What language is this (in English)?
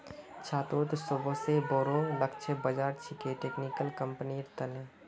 Magahi